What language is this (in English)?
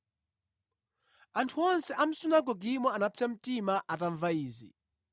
Nyanja